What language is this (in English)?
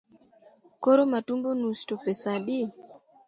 Luo (Kenya and Tanzania)